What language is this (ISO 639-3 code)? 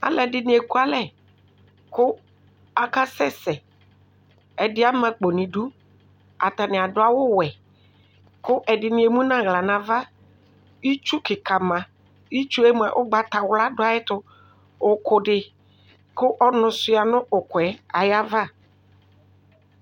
kpo